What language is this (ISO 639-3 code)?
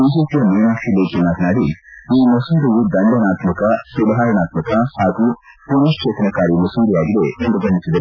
kan